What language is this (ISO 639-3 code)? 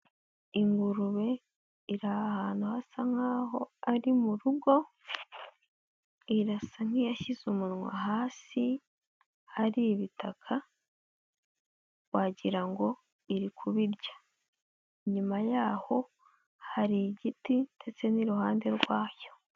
kin